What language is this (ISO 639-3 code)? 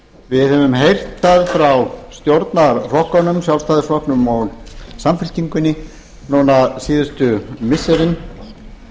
isl